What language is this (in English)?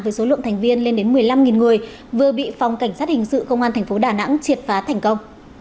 Vietnamese